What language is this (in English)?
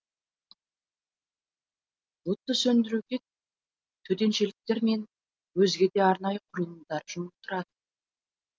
Kazakh